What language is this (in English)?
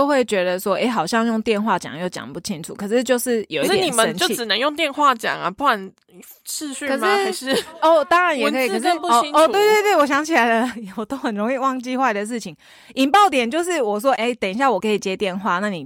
Chinese